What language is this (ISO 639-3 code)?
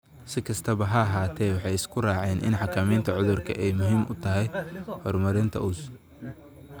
som